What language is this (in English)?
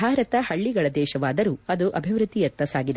Kannada